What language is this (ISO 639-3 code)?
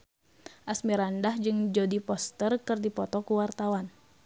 sun